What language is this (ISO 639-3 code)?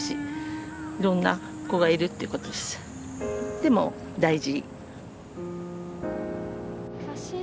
jpn